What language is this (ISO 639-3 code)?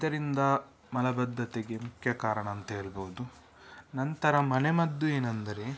kan